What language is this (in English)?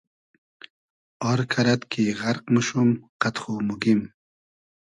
Hazaragi